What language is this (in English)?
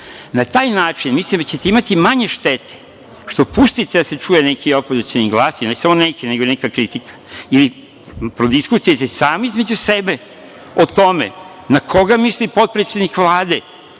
Serbian